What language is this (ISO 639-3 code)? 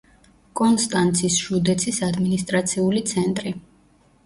kat